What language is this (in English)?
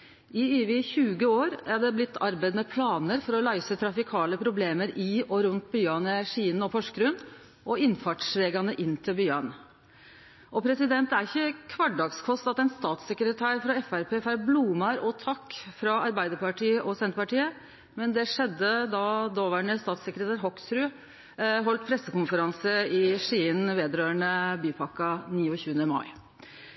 Norwegian Nynorsk